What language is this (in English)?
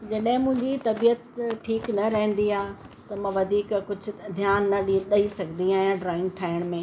Sindhi